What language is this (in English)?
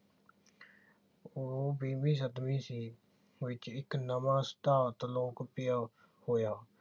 Punjabi